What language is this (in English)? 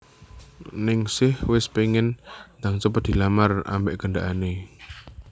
Javanese